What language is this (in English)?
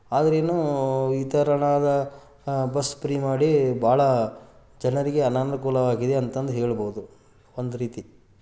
Kannada